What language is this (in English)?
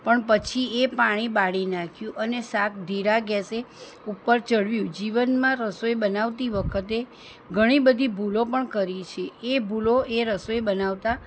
Gujarati